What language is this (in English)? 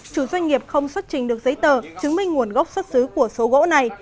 Vietnamese